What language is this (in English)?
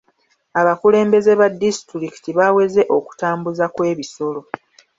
Ganda